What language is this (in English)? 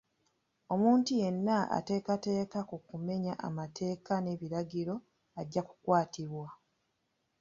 Ganda